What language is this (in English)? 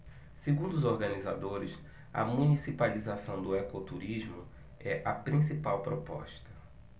Portuguese